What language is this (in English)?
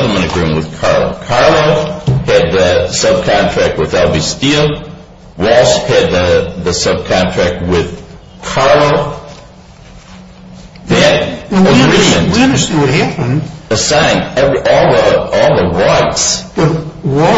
English